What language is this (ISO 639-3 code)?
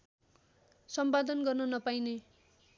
nep